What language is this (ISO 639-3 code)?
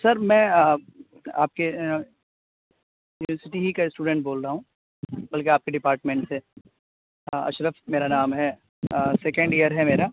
urd